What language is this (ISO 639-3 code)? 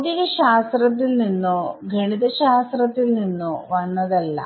mal